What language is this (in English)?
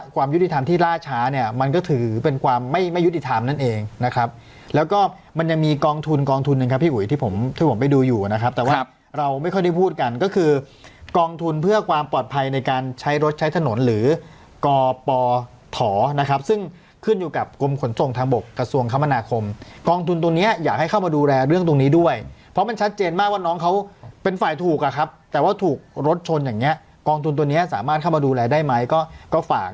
Thai